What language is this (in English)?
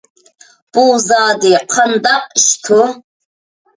Uyghur